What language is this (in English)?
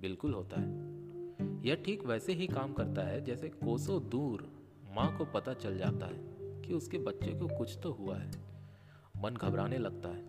Hindi